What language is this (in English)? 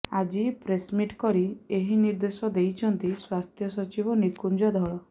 Odia